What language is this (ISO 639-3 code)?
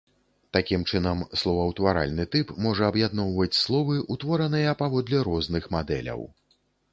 bel